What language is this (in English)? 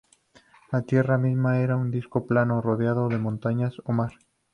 Spanish